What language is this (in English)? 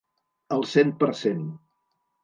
Catalan